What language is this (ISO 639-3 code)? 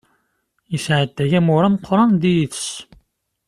kab